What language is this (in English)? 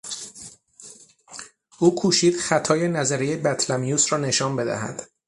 Persian